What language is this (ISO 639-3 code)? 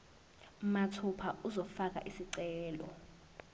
zul